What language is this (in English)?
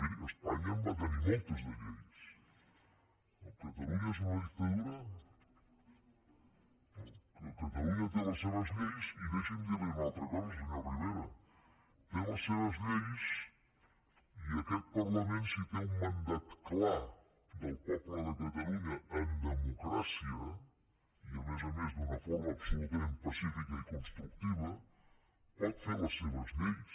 Catalan